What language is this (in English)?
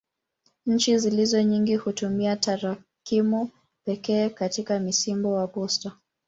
Swahili